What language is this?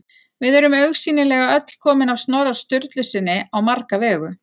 Icelandic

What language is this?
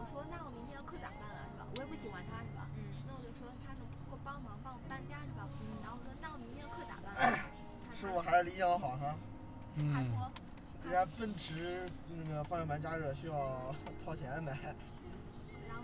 Chinese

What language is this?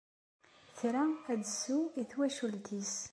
Kabyle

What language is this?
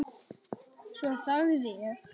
Icelandic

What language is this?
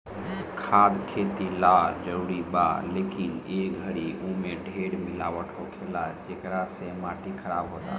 Bhojpuri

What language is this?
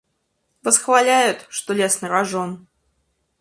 Russian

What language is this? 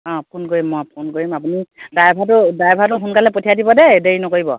Assamese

